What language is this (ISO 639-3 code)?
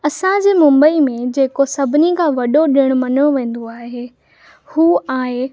snd